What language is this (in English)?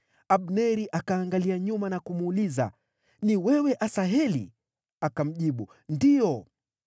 Swahili